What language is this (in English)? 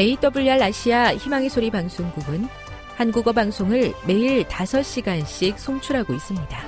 Korean